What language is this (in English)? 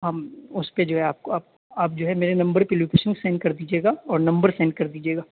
Urdu